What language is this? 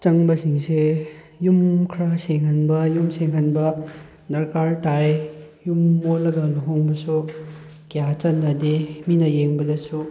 Manipuri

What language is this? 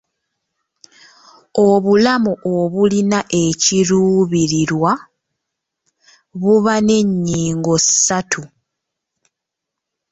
Ganda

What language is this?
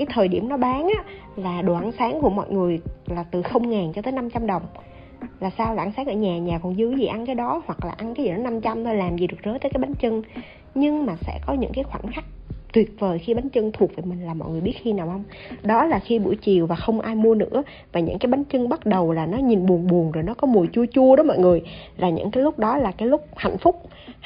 Vietnamese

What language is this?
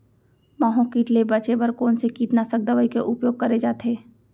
Chhattisgarhi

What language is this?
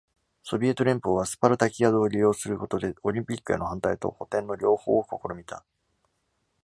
Japanese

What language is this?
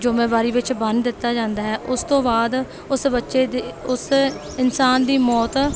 Punjabi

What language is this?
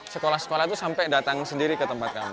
Indonesian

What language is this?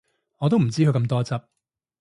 Cantonese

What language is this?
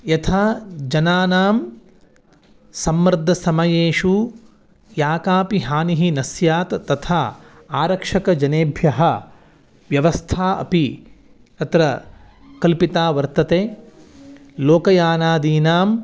Sanskrit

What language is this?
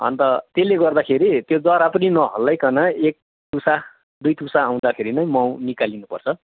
Nepali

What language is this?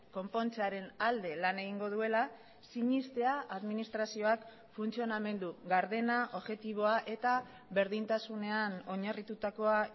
Basque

